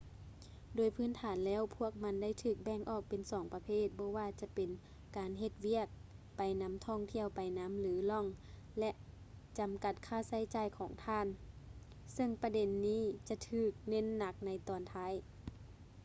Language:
Lao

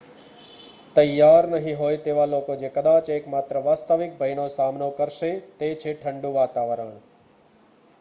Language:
Gujarati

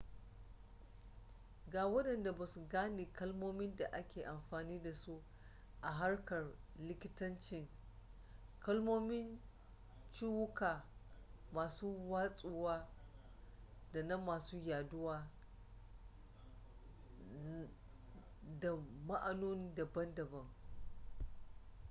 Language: Hausa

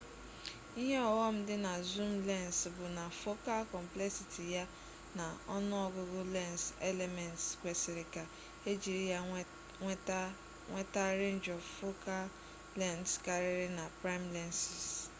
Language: Igbo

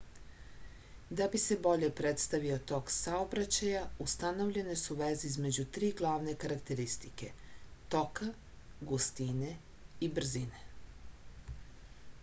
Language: Serbian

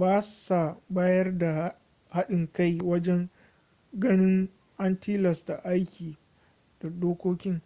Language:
Hausa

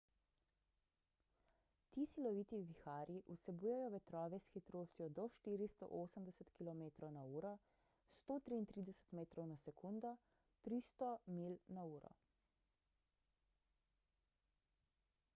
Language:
Slovenian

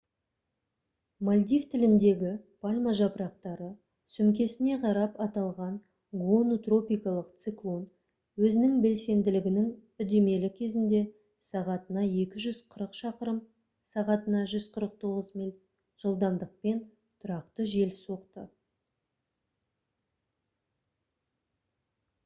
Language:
Kazakh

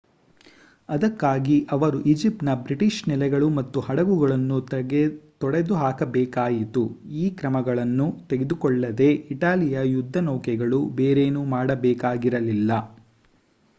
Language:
Kannada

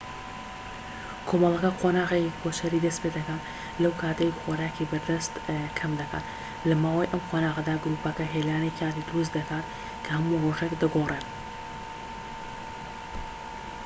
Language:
Central Kurdish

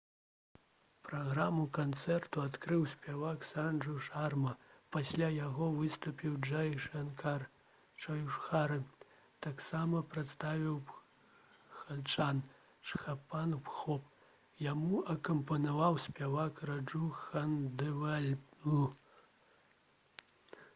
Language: Belarusian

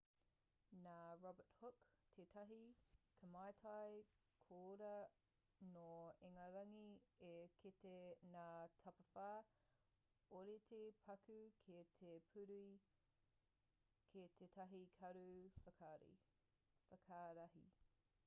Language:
Māori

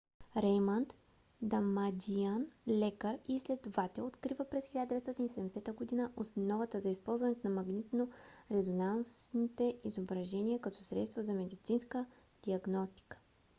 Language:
Bulgarian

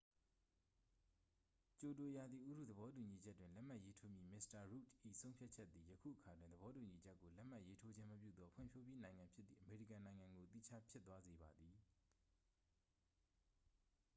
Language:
Burmese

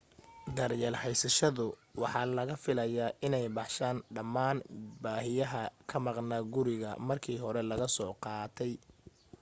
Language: Somali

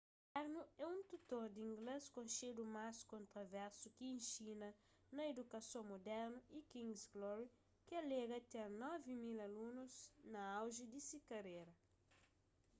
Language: Kabuverdianu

